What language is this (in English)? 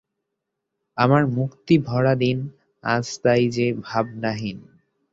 Bangla